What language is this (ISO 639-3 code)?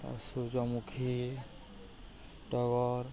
ori